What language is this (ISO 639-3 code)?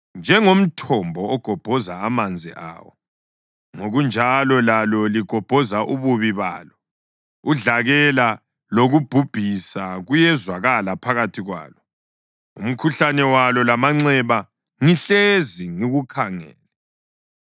nde